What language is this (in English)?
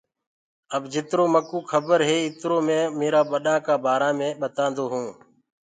Gurgula